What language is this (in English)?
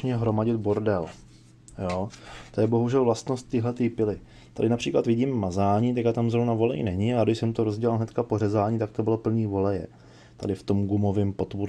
Czech